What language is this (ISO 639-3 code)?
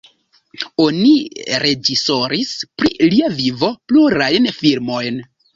epo